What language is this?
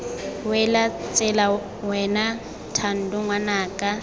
Tswana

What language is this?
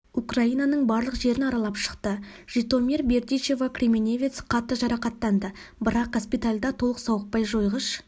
Kazakh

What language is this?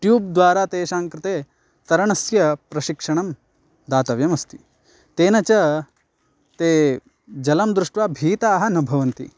Sanskrit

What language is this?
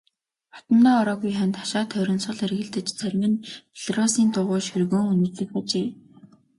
Mongolian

